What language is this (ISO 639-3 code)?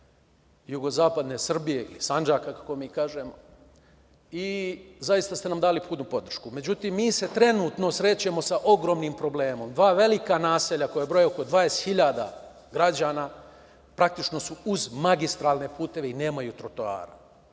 srp